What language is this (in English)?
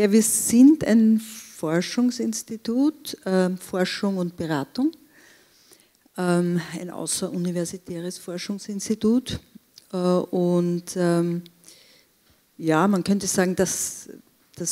German